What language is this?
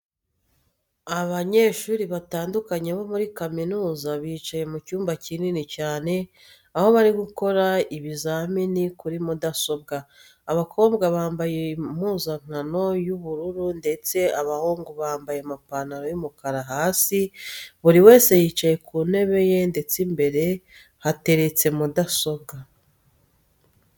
Kinyarwanda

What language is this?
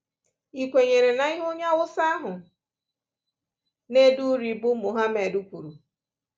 Igbo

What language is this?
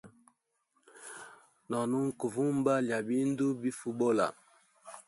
Hemba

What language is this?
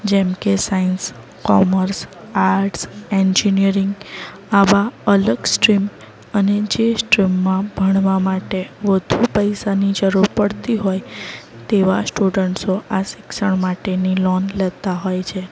Gujarati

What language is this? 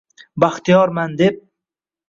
Uzbek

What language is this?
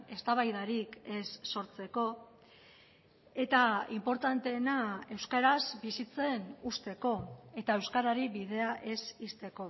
Basque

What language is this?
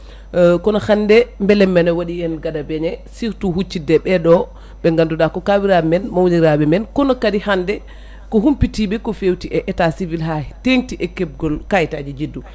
Fula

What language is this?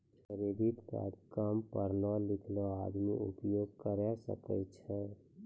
Maithili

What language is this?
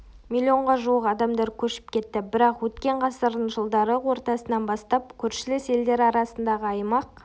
Kazakh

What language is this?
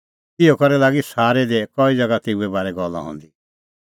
Kullu Pahari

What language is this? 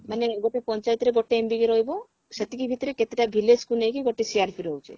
Odia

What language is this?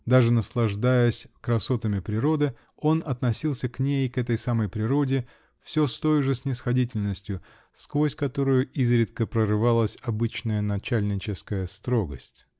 Russian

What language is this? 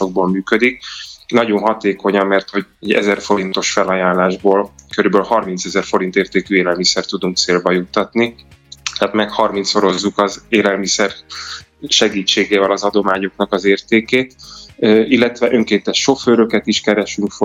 Hungarian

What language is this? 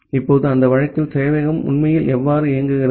Tamil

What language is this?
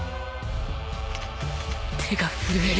Japanese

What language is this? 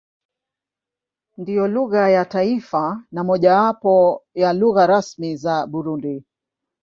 Swahili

